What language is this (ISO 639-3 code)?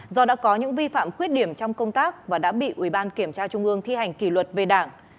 vie